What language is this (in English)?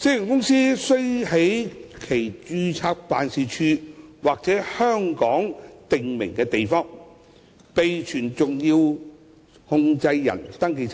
Cantonese